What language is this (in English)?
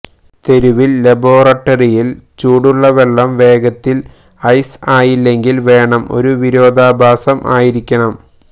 Malayalam